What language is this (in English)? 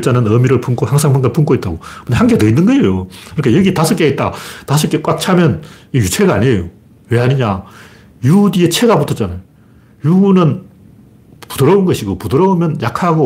Korean